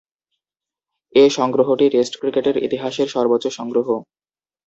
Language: Bangla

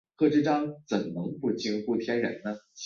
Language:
Chinese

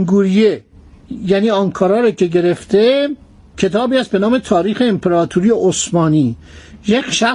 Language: Persian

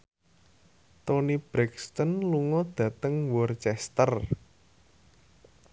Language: Javanese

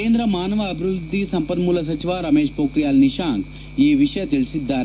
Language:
Kannada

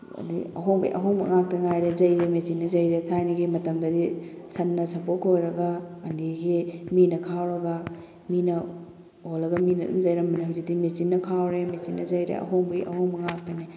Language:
Manipuri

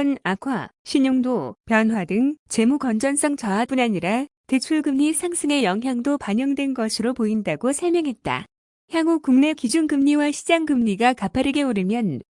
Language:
Korean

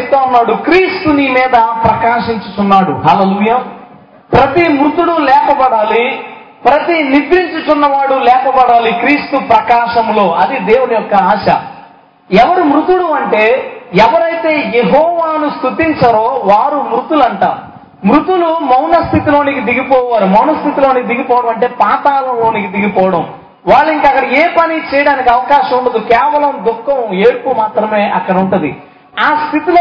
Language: Telugu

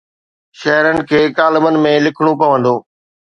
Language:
Sindhi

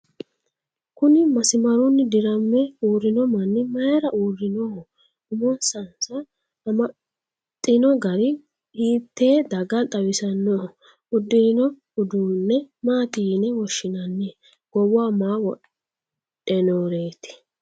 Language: Sidamo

